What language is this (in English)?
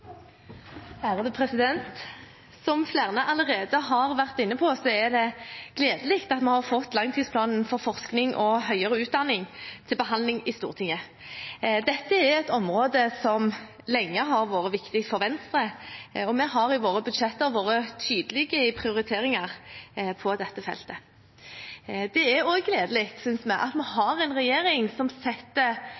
Norwegian